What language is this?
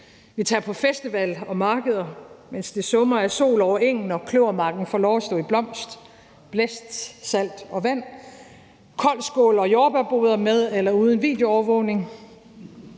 Danish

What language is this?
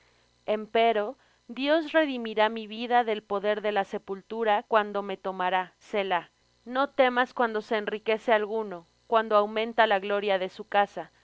Spanish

